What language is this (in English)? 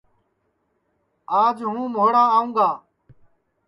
Sansi